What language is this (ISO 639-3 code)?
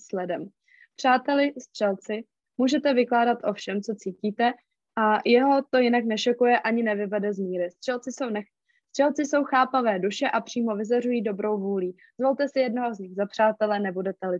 ces